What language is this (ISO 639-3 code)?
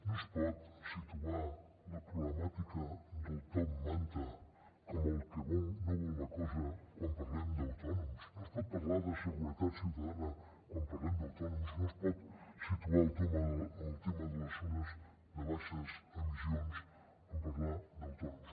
cat